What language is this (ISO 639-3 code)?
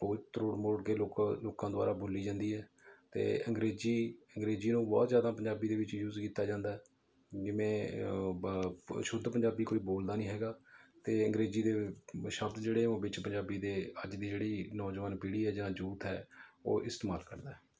pan